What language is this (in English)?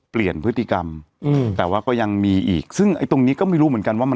Thai